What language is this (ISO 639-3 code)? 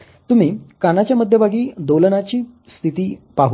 mar